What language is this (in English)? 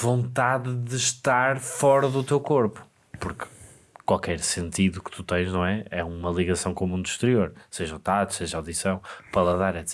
Portuguese